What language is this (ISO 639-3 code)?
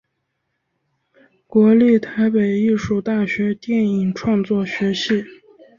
zho